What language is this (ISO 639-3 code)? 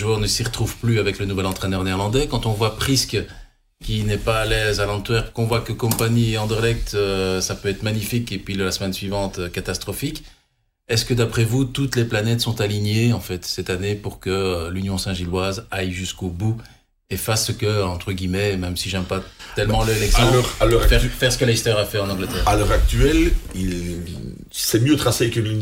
fra